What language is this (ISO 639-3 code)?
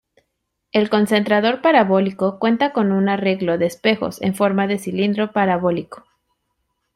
spa